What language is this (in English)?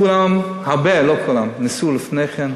Hebrew